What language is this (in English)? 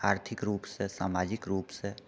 Maithili